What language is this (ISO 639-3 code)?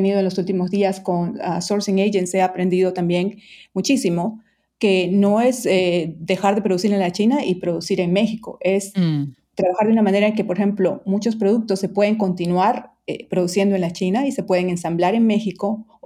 spa